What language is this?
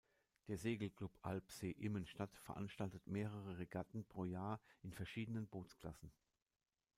German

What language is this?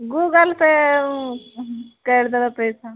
Maithili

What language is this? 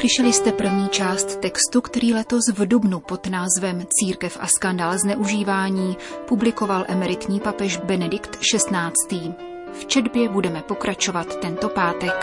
Czech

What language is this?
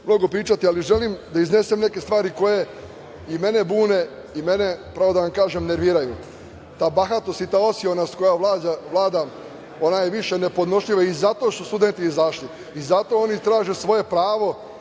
Serbian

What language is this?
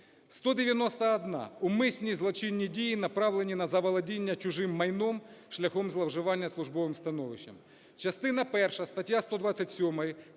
Ukrainian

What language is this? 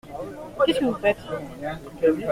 French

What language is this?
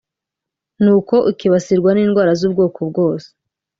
Kinyarwanda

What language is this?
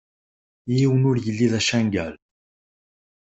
Kabyle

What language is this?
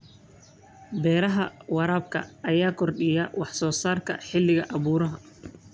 Somali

